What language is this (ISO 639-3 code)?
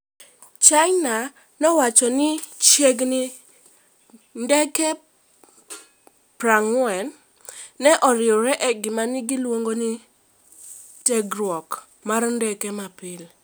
luo